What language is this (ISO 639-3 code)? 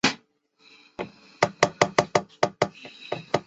zho